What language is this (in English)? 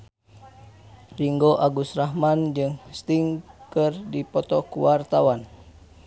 Sundanese